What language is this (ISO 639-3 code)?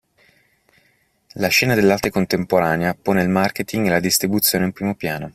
ita